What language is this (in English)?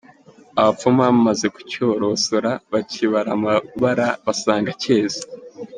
Kinyarwanda